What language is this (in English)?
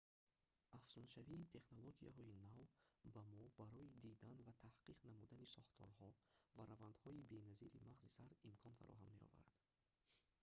Tajik